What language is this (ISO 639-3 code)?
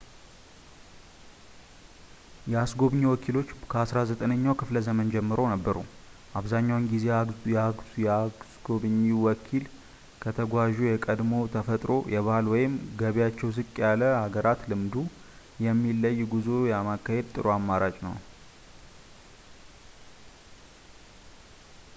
amh